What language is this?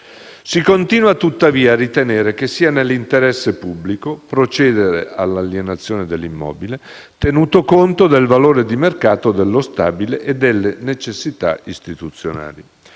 Italian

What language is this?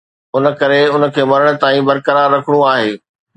Sindhi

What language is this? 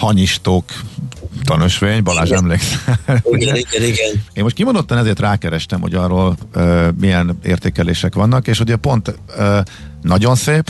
Hungarian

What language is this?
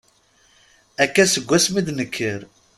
Kabyle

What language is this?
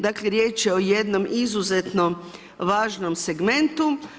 Croatian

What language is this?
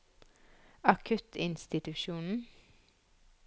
Norwegian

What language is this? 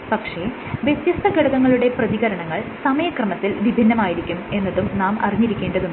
Malayalam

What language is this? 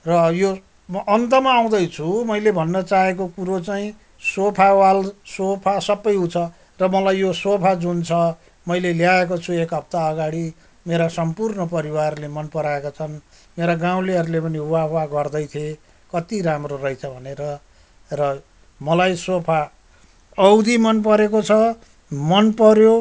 Nepali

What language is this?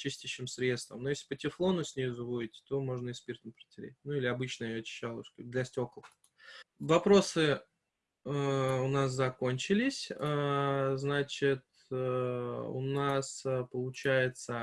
Russian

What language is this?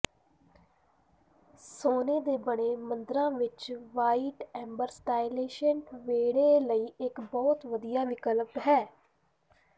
Punjabi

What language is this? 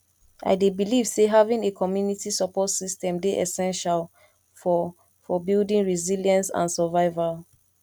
Nigerian Pidgin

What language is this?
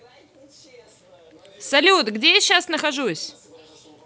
Russian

